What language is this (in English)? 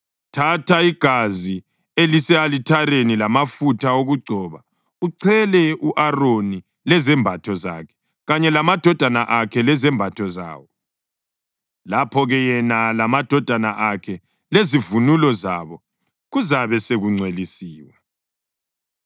North Ndebele